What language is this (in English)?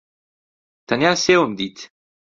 Central Kurdish